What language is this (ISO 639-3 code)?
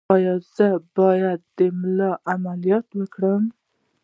pus